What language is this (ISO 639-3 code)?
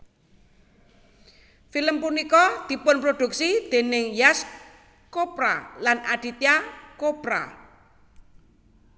jav